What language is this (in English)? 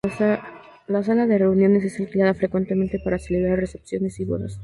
Spanish